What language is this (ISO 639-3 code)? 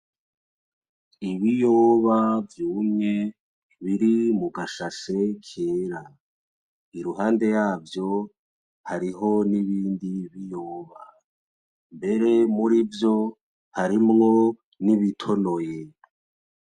run